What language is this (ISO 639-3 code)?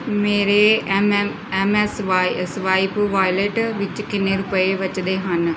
pan